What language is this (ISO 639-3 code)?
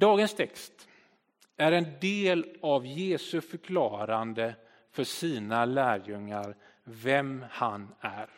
swe